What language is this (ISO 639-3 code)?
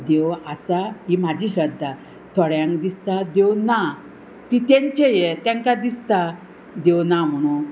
kok